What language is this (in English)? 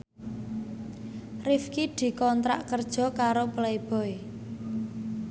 Javanese